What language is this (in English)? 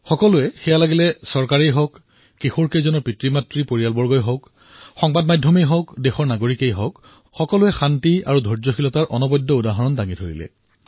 Assamese